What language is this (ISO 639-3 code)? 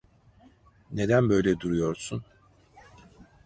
tur